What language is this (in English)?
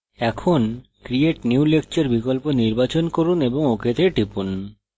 Bangla